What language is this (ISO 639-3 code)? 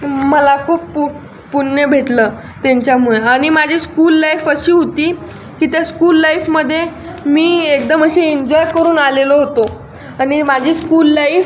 mar